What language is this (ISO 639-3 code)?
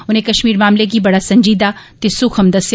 doi